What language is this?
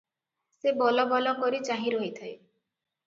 Odia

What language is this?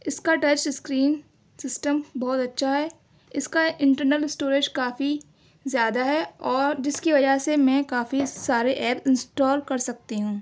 Urdu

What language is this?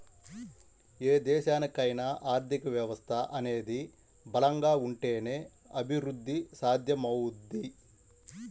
Telugu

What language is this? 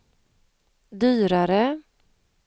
Swedish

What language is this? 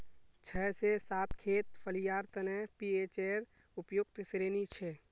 Magahi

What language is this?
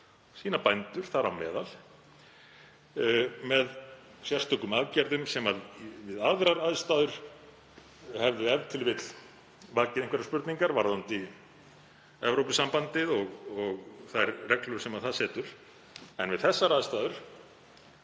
Icelandic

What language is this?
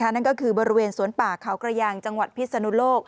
Thai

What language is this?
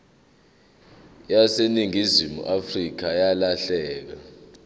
Zulu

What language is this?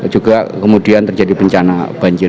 Indonesian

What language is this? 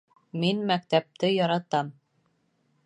Bashkir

